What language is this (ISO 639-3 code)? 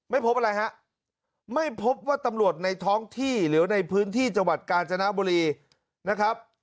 tha